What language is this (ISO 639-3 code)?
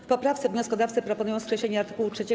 pol